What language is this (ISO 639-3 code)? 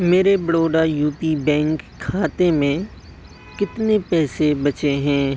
urd